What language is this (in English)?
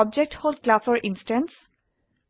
Assamese